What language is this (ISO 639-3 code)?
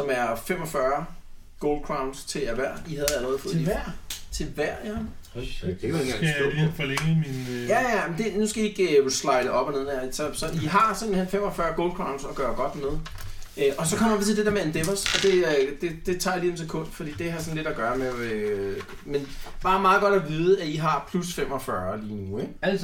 dan